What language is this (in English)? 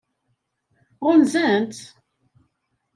Kabyle